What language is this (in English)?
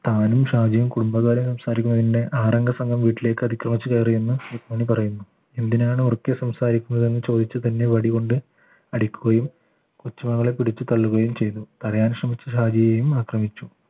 Malayalam